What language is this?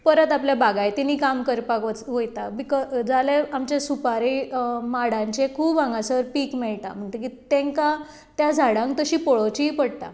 Konkani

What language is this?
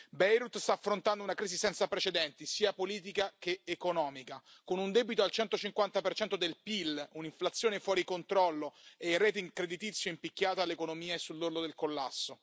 Italian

